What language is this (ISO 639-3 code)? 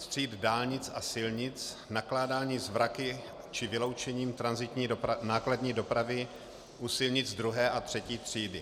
ces